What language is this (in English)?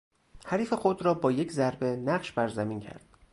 Persian